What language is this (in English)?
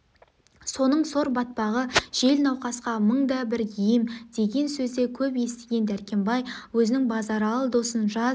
Kazakh